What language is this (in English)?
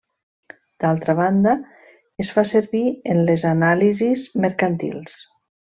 Catalan